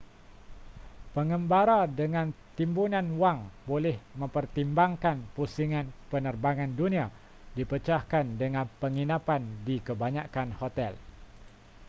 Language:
Malay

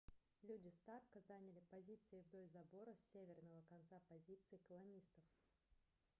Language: Russian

